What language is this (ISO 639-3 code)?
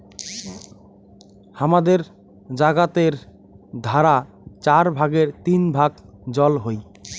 ben